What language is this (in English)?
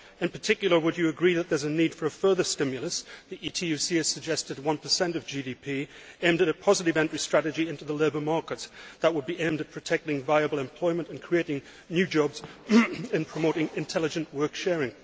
English